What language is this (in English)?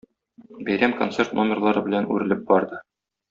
Tatar